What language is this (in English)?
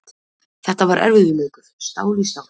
Icelandic